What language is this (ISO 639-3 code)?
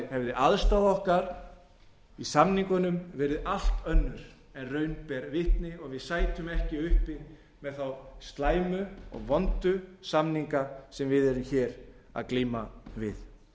isl